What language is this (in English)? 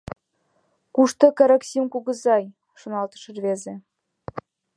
Mari